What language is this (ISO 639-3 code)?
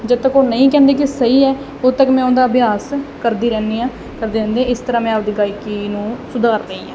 pan